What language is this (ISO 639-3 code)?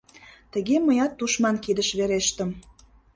chm